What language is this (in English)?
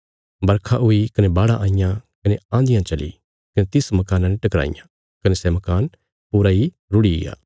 Bilaspuri